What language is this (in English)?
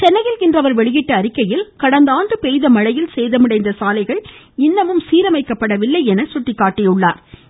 Tamil